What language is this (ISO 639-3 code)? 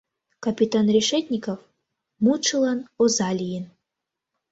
chm